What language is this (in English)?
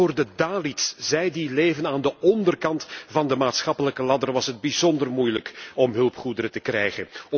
Dutch